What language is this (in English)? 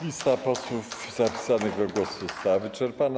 Polish